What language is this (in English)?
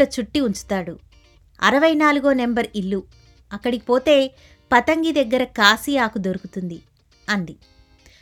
Telugu